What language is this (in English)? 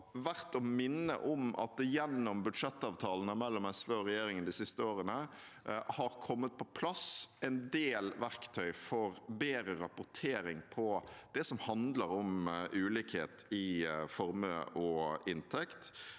Norwegian